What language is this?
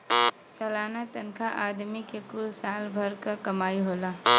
Bhojpuri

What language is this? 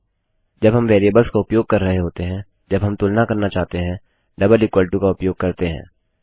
Hindi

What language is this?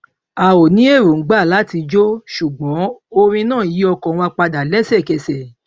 Yoruba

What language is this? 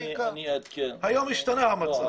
Hebrew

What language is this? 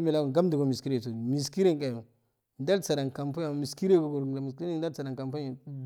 Afade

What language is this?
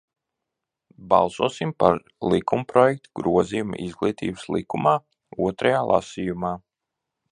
Latvian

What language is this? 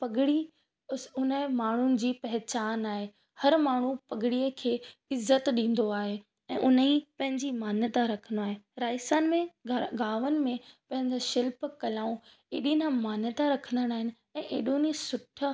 Sindhi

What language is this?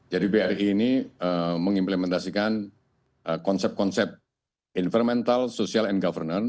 Indonesian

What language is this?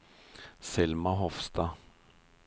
Norwegian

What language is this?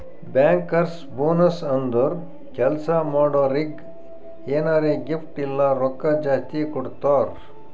Kannada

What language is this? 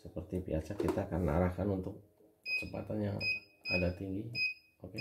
Indonesian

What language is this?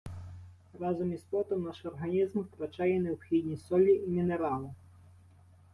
Ukrainian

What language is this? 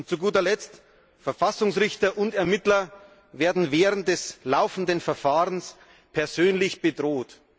German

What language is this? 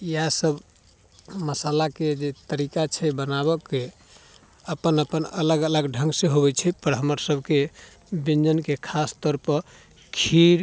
Maithili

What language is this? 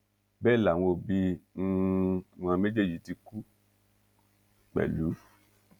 Yoruba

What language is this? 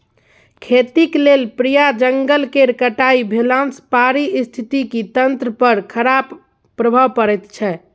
Maithili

